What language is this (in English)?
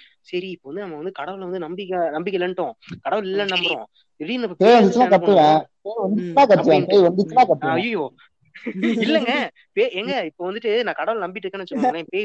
Tamil